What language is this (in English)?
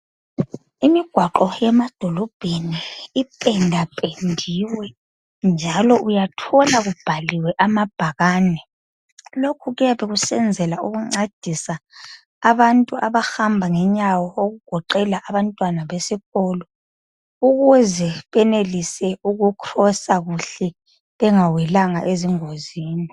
North Ndebele